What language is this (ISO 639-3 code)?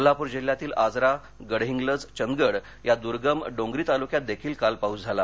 mar